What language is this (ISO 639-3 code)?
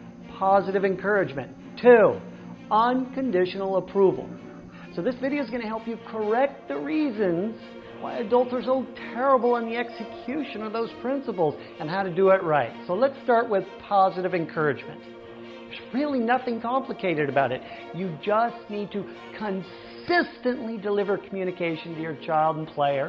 eng